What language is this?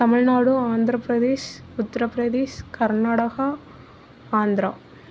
Tamil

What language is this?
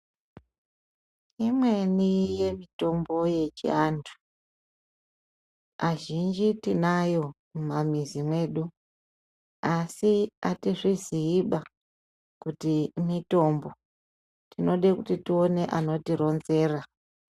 Ndau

